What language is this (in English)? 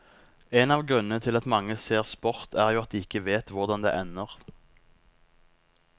Norwegian